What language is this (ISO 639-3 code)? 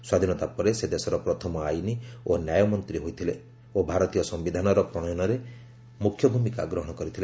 ori